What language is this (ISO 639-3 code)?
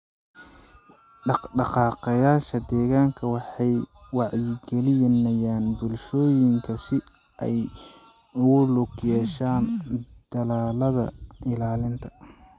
som